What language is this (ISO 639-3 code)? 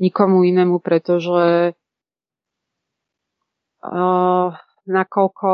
ces